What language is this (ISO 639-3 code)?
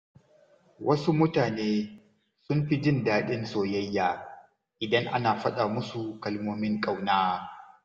hau